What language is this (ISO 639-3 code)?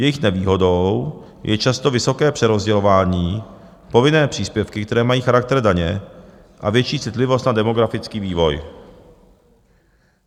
ces